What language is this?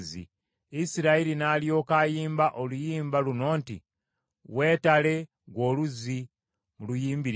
Ganda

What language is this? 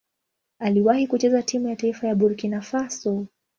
Swahili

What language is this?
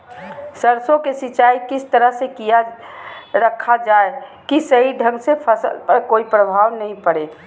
Magahi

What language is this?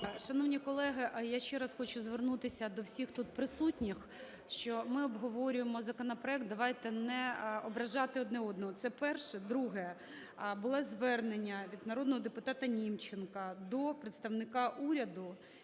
Ukrainian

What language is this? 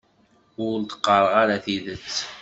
Kabyle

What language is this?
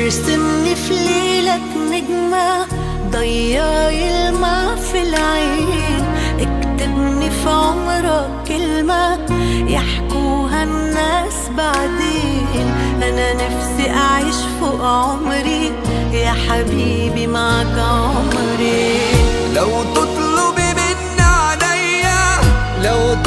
Arabic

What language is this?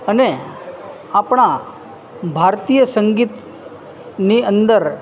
Gujarati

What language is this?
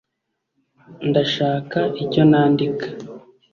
Kinyarwanda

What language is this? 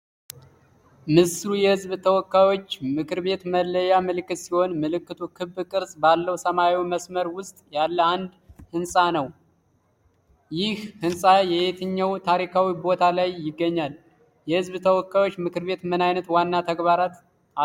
Amharic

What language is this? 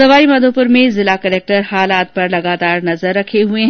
Hindi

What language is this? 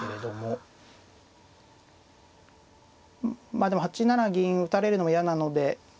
Japanese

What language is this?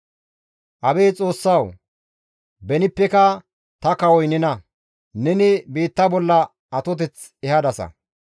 Gamo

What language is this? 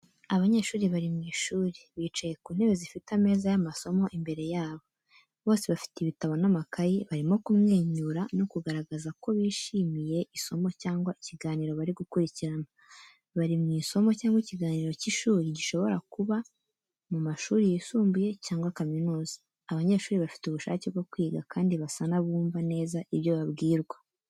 Kinyarwanda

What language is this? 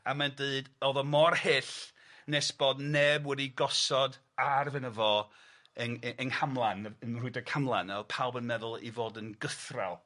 Welsh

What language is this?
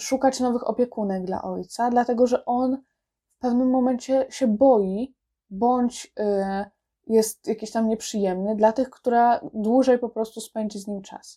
Polish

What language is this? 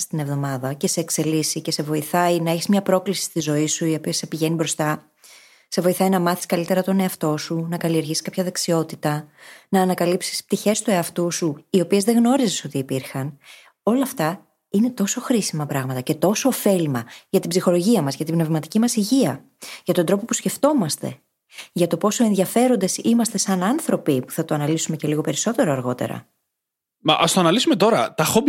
Greek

